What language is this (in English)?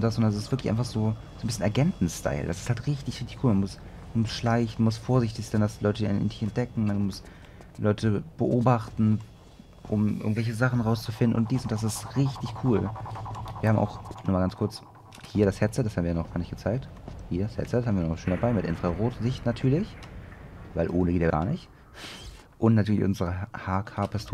German